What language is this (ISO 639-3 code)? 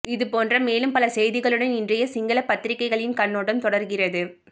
tam